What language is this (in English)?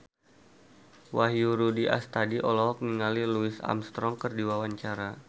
Sundanese